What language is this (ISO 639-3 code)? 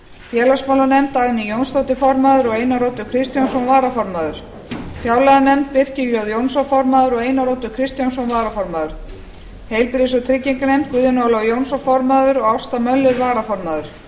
isl